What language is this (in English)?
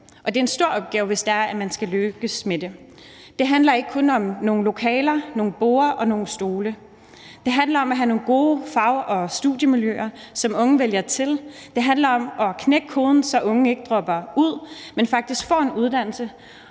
Danish